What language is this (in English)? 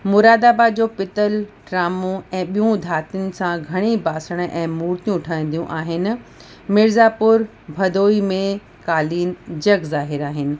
Sindhi